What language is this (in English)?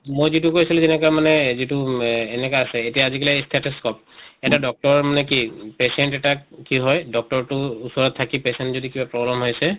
Assamese